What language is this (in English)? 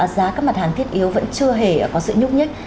Vietnamese